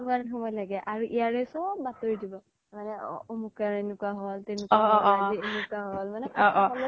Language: Assamese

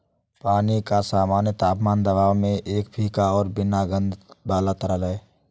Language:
Hindi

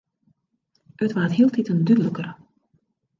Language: Western Frisian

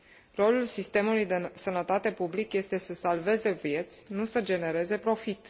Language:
Romanian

